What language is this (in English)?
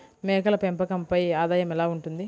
Telugu